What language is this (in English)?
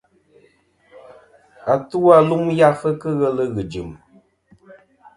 Kom